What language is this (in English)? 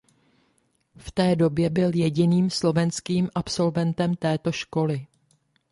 Czech